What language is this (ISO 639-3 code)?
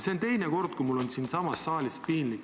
est